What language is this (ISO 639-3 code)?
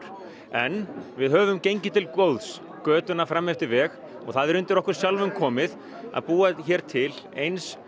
isl